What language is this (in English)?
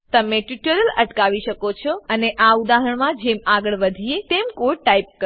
Gujarati